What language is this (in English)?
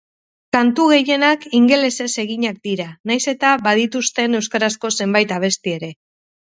Basque